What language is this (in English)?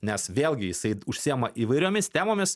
Lithuanian